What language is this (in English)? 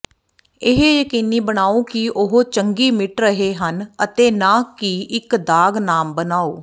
Punjabi